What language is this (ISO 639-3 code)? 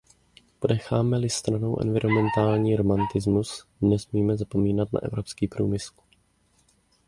ces